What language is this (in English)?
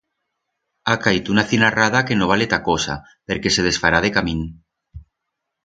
Aragonese